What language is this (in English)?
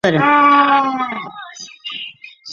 Chinese